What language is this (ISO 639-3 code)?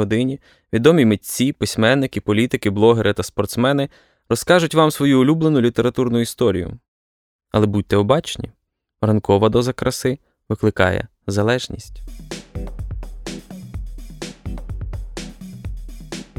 ukr